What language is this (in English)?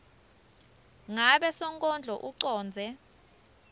Swati